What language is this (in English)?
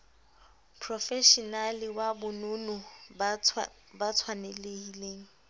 Southern Sotho